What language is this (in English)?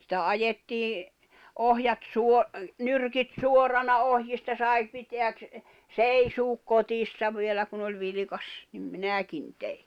Finnish